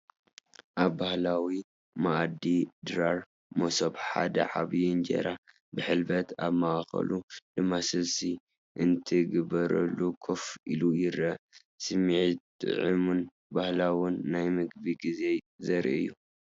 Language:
Tigrinya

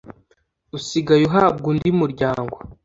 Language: Kinyarwanda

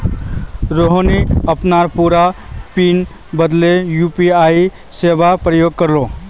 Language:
Magahi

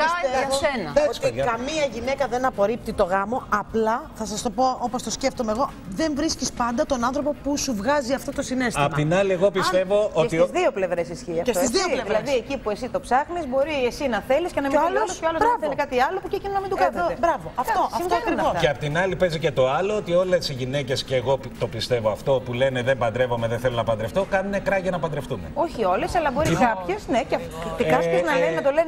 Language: Greek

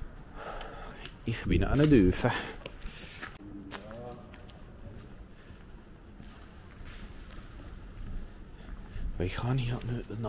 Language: Dutch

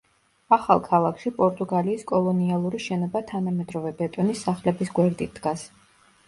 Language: Georgian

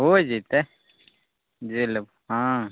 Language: Maithili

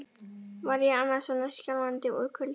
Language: Icelandic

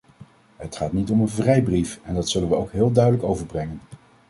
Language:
Dutch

